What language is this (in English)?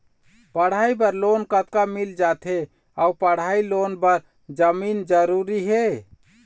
Chhattisgarhi